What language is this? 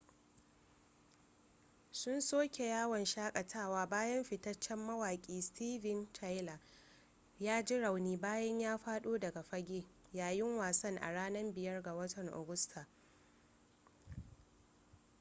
Hausa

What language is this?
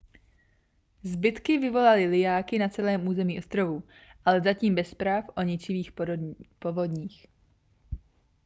Czech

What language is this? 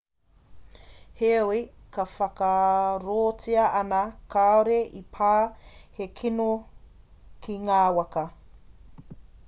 Māori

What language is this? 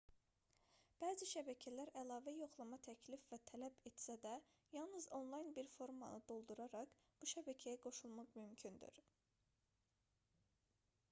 Azerbaijani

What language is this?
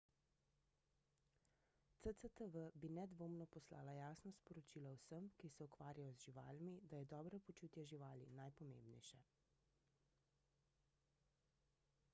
Slovenian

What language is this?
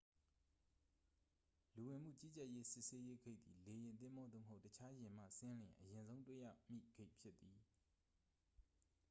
Burmese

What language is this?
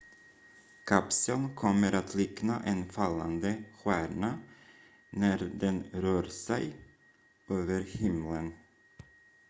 Swedish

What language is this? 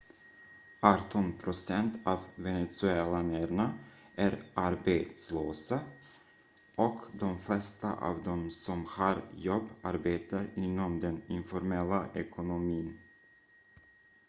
Swedish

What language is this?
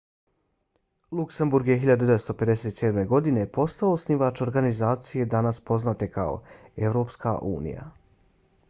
Bosnian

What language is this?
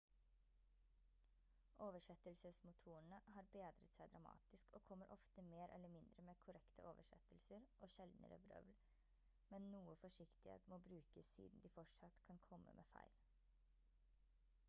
Norwegian Bokmål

